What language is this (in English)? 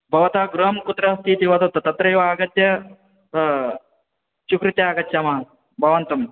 Sanskrit